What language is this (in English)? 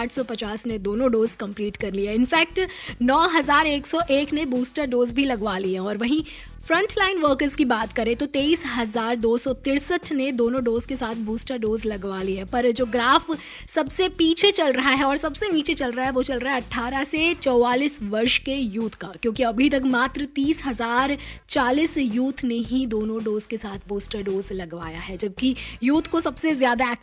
Hindi